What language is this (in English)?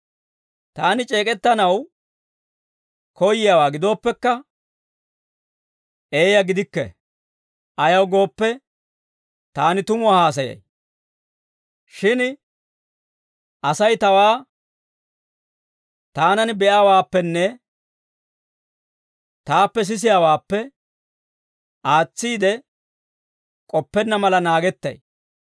Dawro